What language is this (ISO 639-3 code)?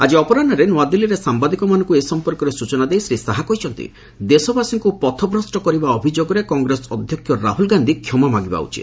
ori